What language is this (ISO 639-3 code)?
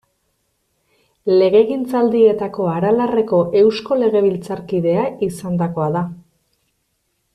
eus